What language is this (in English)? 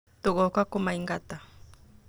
Kikuyu